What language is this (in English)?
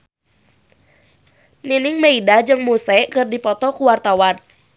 Sundanese